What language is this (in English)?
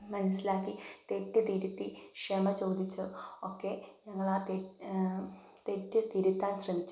Malayalam